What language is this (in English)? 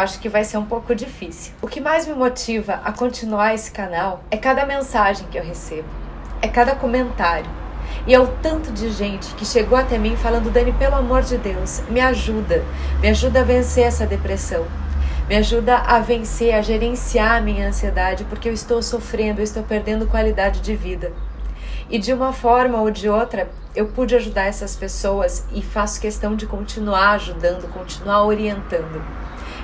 Portuguese